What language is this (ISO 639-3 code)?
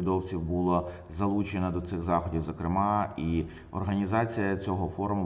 ukr